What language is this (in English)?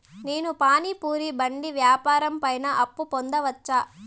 Telugu